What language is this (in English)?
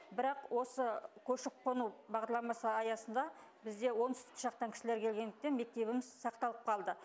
Kazakh